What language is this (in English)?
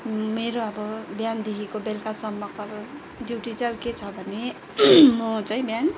Nepali